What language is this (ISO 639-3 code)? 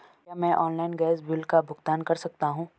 hin